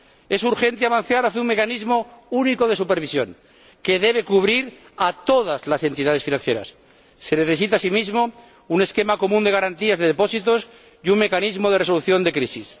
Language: Spanish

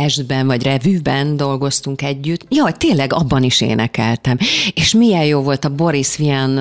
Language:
Hungarian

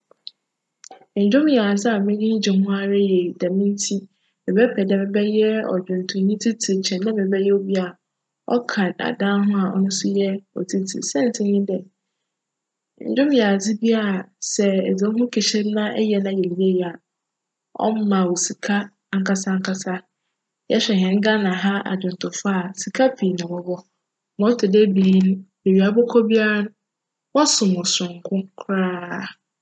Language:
Akan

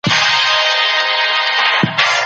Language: Pashto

